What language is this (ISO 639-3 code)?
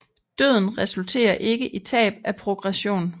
dan